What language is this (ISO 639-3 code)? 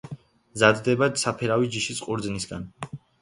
kat